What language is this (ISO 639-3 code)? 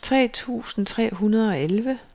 dan